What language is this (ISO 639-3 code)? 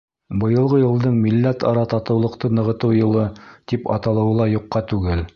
bak